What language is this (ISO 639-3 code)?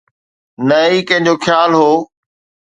snd